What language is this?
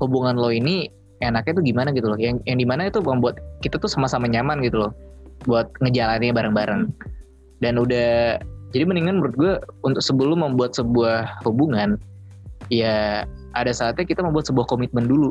Indonesian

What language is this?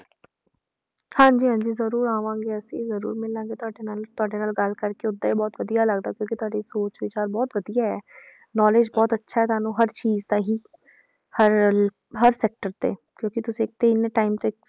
Punjabi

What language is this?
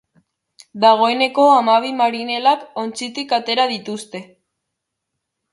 Basque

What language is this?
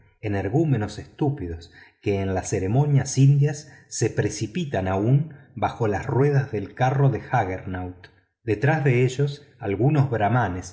Spanish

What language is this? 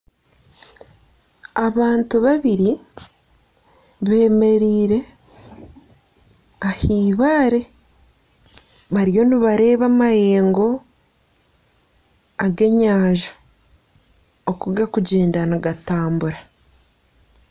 Nyankole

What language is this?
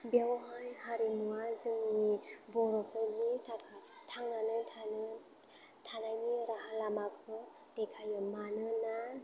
Bodo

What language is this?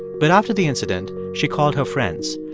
English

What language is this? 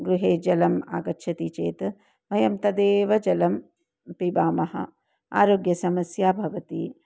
Sanskrit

